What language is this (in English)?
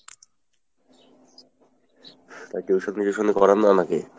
Bangla